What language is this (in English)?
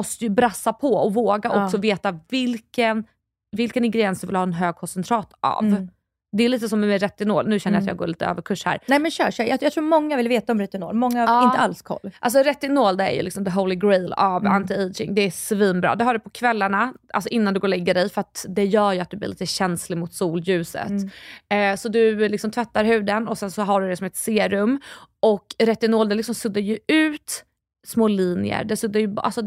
Swedish